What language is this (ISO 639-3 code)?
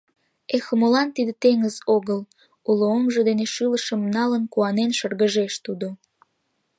chm